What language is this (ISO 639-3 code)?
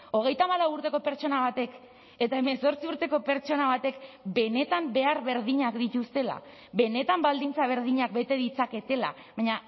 eus